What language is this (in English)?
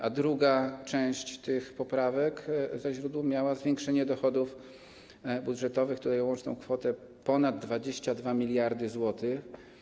Polish